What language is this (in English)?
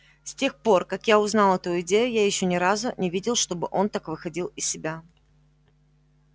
Russian